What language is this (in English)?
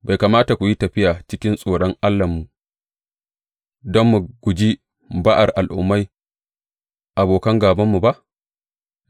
Hausa